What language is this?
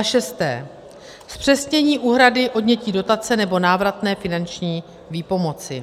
Czech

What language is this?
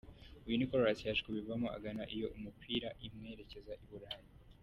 Kinyarwanda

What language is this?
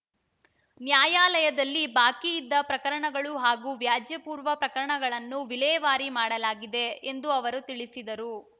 Kannada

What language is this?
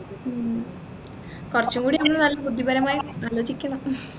Malayalam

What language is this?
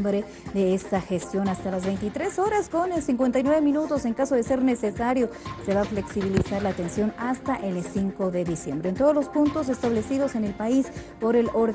Spanish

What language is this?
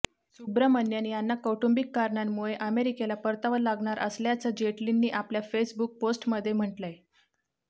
Marathi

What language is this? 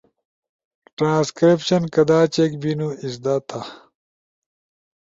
Ushojo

